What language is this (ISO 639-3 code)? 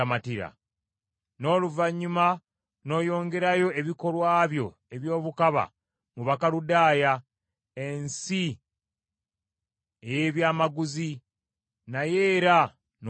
lug